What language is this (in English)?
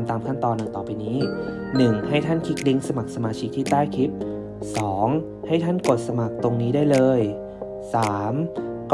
Thai